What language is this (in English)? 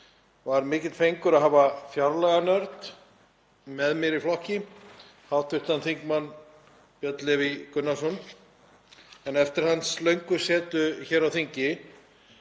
Icelandic